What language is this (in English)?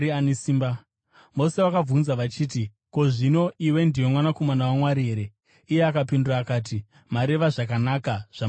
Shona